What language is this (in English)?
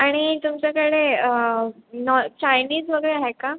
Marathi